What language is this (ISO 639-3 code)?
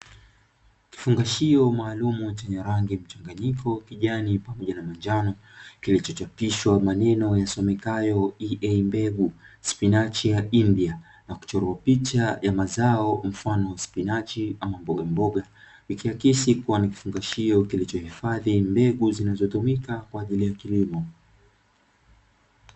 swa